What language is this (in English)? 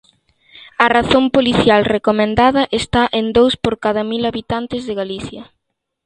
Galician